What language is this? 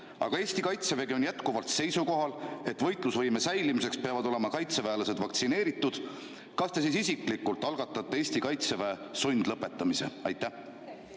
Estonian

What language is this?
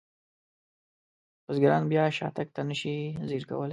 Pashto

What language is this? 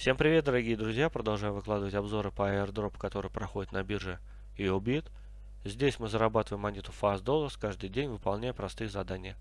Russian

